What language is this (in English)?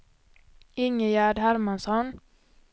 Swedish